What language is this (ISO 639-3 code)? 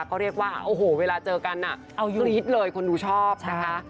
tha